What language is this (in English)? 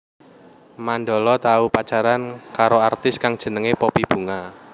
Javanese